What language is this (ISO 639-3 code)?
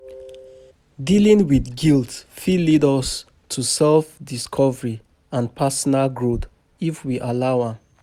pcm